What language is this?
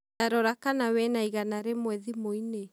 Kikuyu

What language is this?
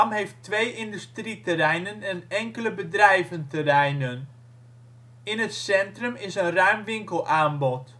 Dutch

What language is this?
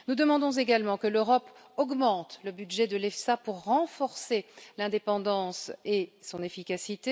French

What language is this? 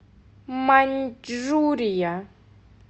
Russian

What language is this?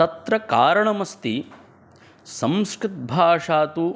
Sanskrit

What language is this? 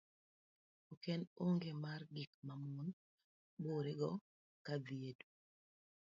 Luo (Kenya and Tanzania)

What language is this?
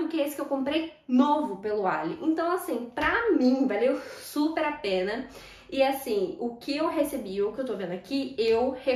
Portuguese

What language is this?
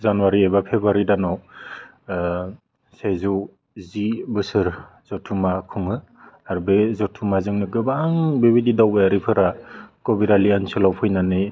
Bodo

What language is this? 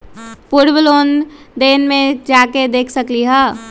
Magahi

